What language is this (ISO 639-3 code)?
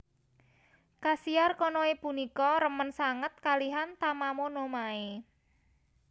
jav